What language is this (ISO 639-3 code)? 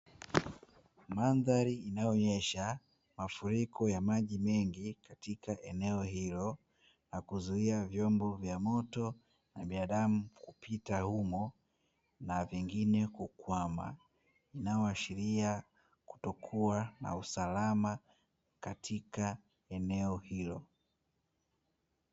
swa